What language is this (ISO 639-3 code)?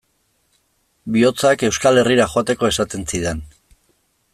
eus